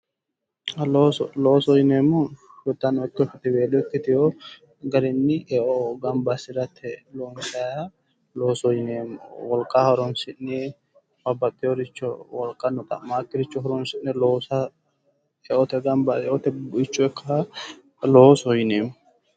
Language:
Sidamo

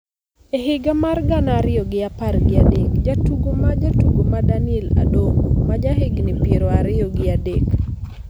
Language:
Luo (Kenya and Tanzania)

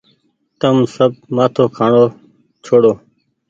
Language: Goaria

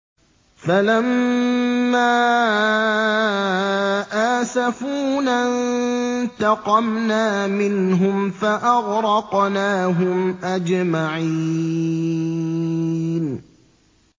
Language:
Arabic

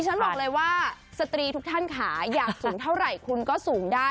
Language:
Thai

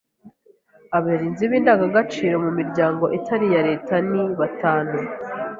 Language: Kinyarwanda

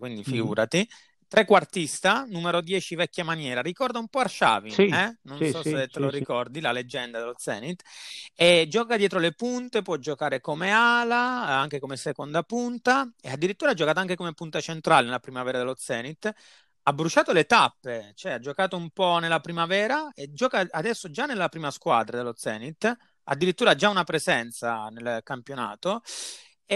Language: Italian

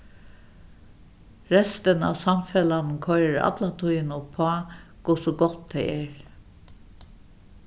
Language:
Faroese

